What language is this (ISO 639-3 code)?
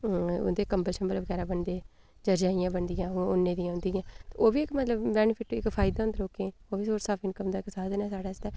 doi